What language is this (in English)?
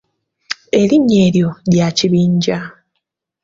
Ganda